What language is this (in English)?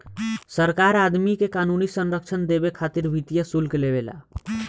Bhojpuri